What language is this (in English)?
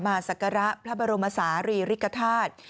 Thai